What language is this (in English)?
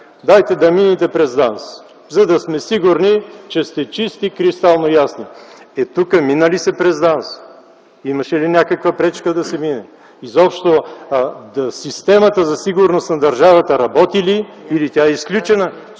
Bulgarian